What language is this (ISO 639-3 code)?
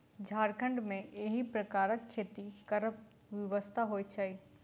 mai